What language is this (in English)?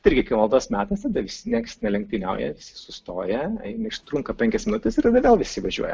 Lithuanian